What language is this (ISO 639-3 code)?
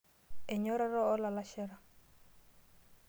mas